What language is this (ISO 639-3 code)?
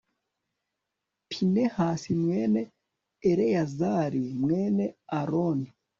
kin